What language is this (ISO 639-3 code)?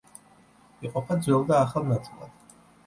kat